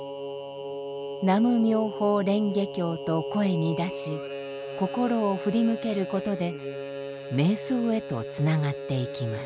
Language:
Japanese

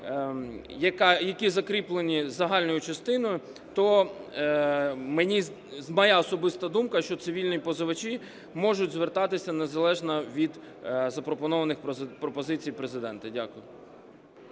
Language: Ukrainian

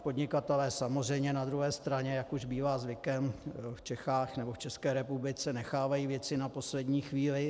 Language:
Czech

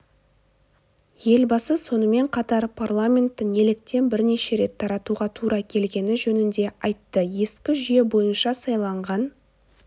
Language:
Kazakh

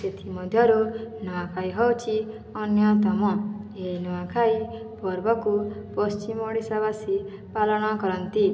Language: Odia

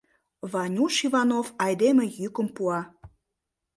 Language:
Mari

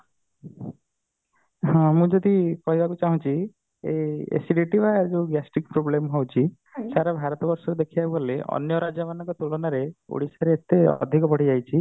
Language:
Odia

